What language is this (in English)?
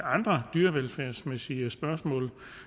Danish